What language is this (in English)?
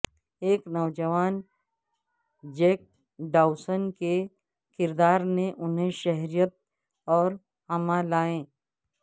Urdu